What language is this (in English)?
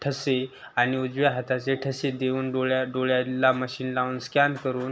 Marathi